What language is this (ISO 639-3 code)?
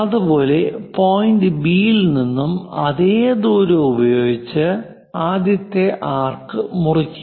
mal